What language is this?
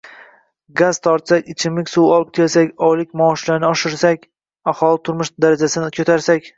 Uzbek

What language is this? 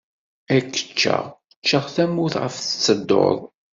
Kabyle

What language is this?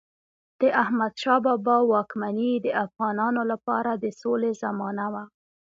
Pashto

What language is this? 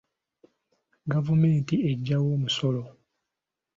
Ganda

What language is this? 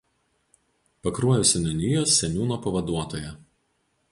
Lithuanian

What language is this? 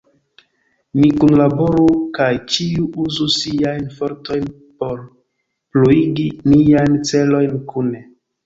Esperanto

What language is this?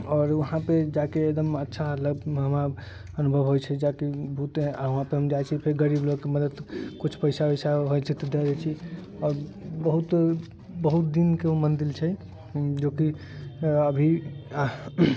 Maithili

